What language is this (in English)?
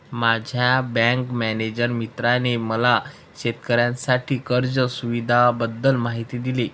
Marathi